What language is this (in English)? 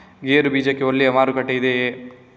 Kannada